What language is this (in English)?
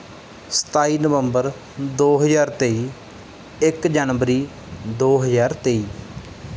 Punjabi